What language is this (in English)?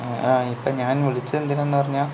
Malayalam